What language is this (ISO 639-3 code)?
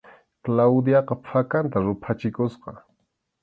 qxu